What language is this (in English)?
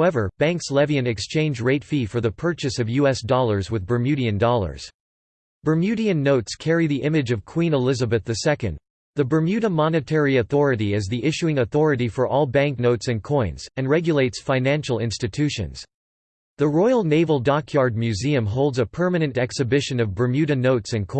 English